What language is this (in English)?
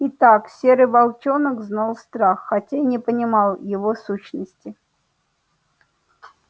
Russian